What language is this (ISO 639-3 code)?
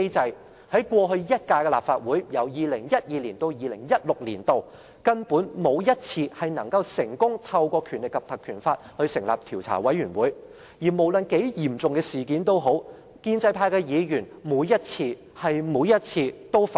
yue